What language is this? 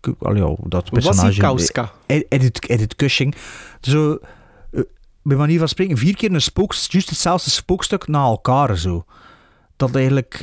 Dutch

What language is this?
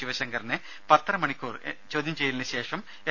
Malayalam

